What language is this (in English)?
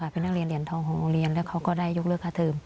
Thai